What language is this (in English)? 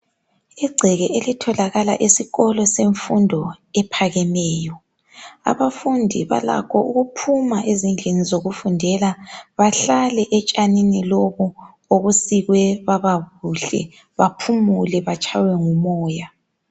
North Ndebele